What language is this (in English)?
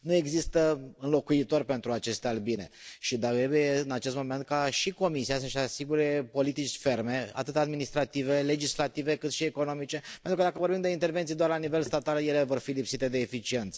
Romanian